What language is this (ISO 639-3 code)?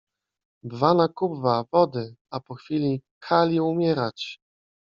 pol